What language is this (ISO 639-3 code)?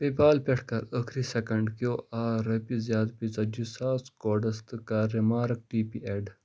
kas